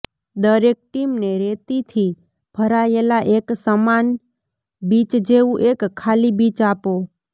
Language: Gujarati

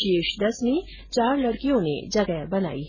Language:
Hindi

